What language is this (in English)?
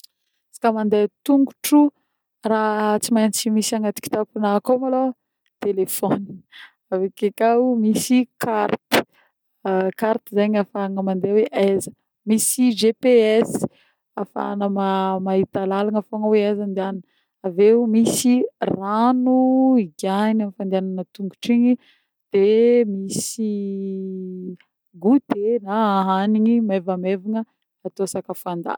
Northern Betsimisaraka Malagasy